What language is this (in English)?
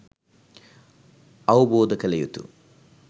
Sinhala